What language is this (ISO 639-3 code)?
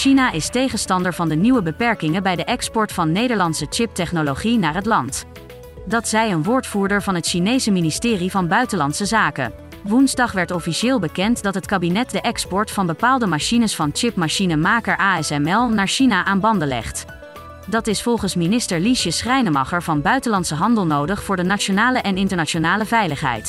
nld